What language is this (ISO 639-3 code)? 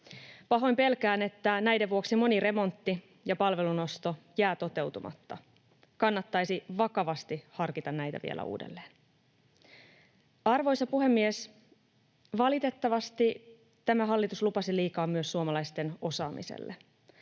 fin